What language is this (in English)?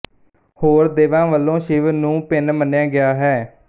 Punjabi